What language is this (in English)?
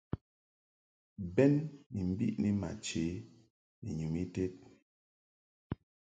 Mungaka